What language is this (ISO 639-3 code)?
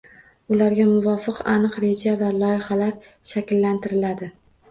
uzb